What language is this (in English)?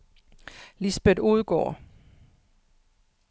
Danish